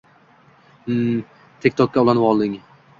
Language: Uzbek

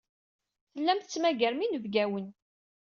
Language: Kabyle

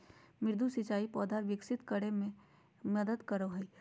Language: Magahi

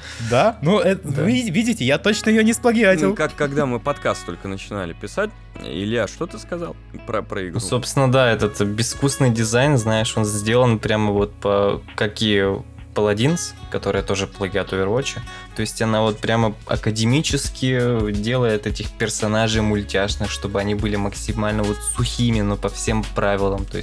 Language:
Russian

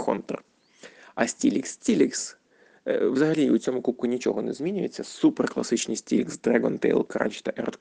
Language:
Ukrainian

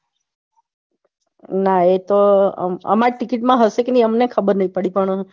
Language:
Gujarati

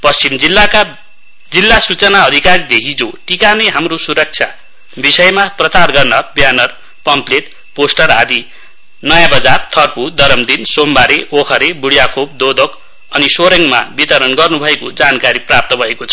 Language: Nepali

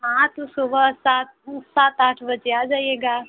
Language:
Hindi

